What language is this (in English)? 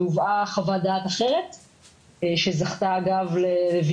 Hebrew